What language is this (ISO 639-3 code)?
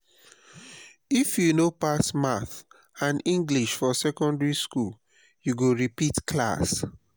pcm